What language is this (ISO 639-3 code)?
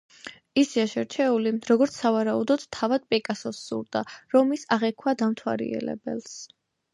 kat